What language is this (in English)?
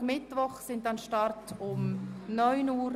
Swiss German